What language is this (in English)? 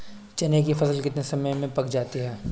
Hindi